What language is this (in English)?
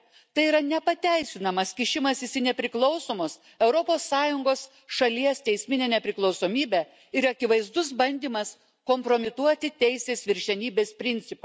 Lithuanian